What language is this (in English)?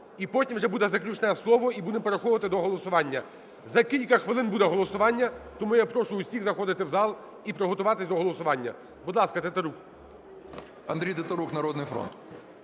Ukrainian